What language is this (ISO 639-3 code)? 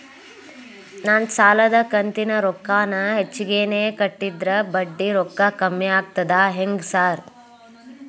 kan